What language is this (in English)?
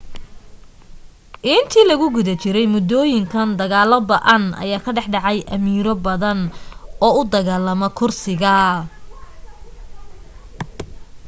Somali